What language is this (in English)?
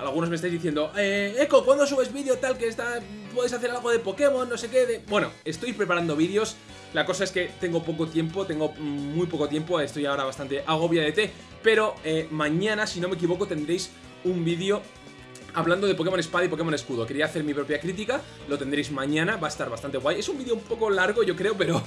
Spanish